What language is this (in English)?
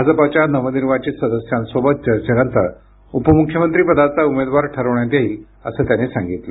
Marathi